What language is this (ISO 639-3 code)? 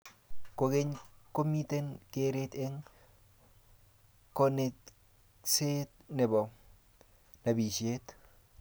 kln